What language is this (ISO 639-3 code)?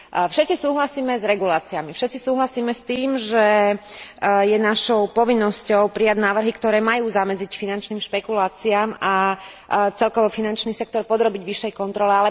slk